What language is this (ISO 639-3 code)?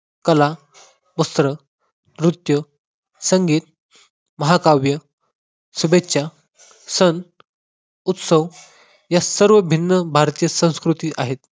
mar